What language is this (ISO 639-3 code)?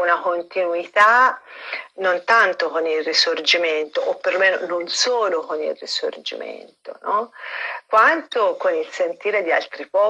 ita